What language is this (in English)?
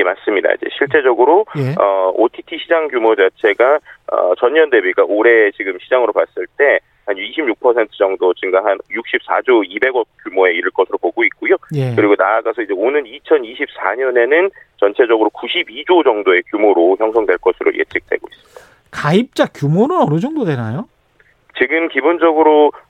Korean